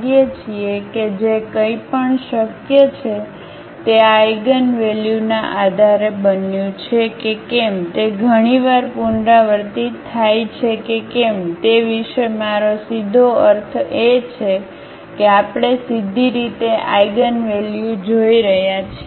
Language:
Gujarati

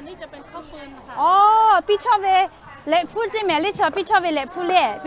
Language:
Thai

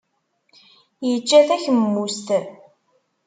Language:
Kabyle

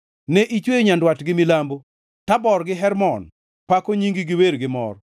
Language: Luo (Kenya and Tanzania)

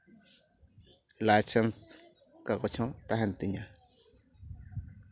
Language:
Santali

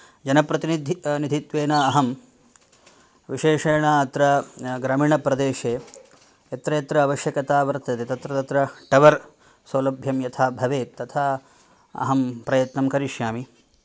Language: Sanskrit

